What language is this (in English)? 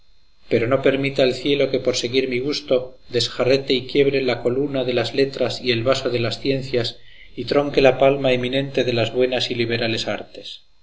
Spanish